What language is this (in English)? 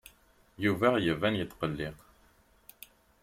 Kabyle